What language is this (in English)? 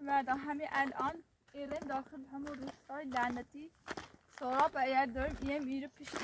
Persian